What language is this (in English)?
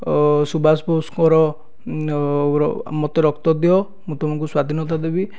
Odia